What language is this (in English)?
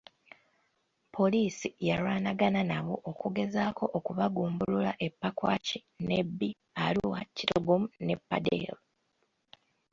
Ganda